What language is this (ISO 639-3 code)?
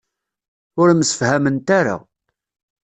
kab